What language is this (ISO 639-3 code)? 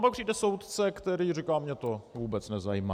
ces